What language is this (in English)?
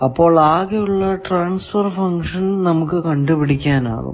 Malayalam